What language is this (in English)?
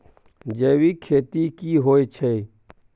Maithili